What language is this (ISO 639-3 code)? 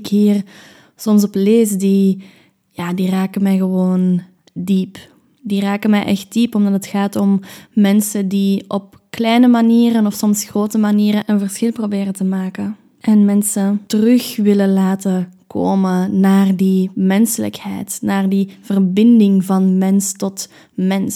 nld